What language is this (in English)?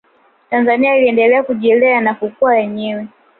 Swahili